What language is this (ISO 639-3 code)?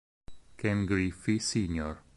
ita